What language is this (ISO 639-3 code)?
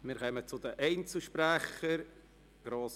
gsw